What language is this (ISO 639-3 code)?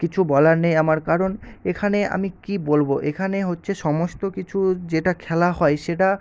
ben